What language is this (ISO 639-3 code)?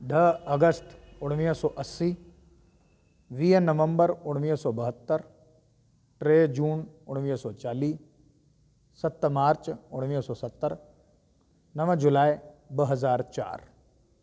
snd